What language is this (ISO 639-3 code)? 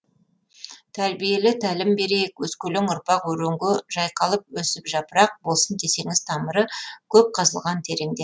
kaz